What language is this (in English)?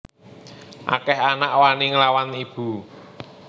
Javanese